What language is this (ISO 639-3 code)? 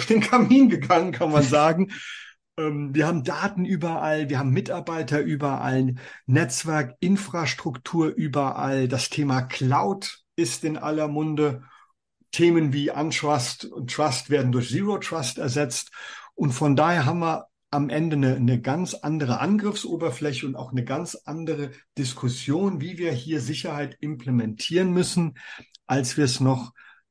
deu